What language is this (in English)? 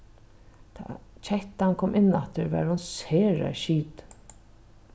Faroese